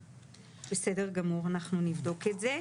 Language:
Hebrew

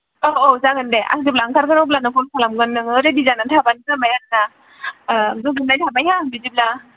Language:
Bodo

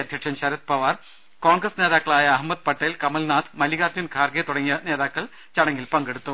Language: Malayalam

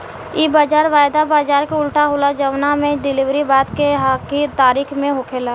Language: Bhojpuri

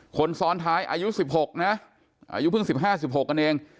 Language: Thai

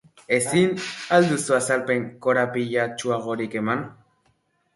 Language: Basque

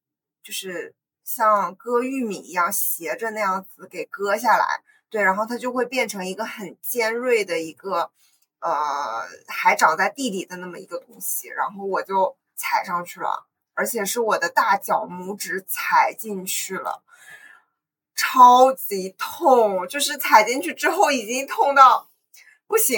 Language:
Chinese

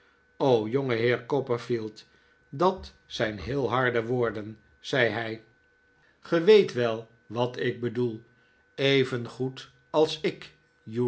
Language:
Dutch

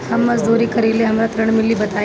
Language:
Bhojpuri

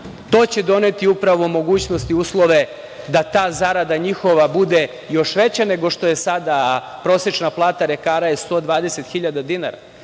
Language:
Serbian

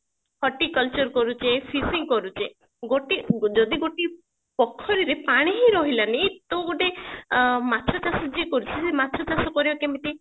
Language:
Odia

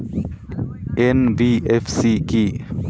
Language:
Bangla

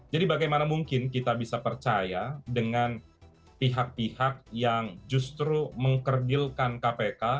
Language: Indonesian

